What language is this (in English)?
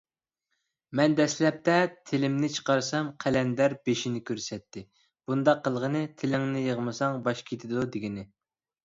Uyghur